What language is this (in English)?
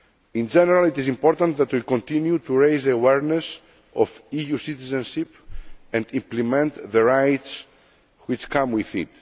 English